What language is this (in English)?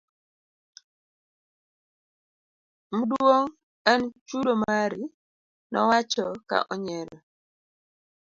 Luo (Kenya and Tanzania)